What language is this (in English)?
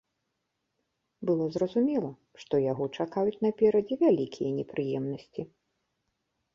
Belarusian